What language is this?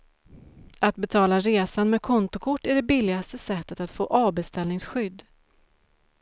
Swedish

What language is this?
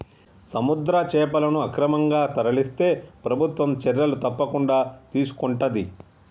Telugu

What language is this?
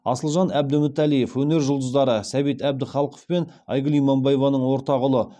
Kazakh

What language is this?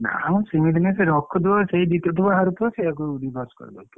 Odia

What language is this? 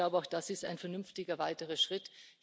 German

